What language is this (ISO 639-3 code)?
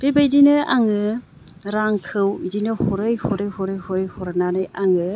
brx